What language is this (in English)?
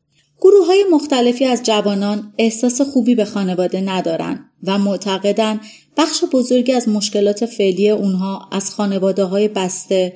Persian